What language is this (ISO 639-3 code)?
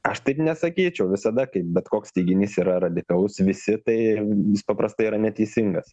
lit